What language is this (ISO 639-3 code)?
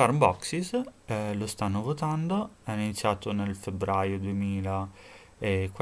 ita